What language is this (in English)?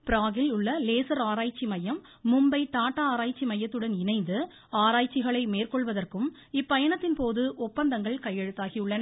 Tamil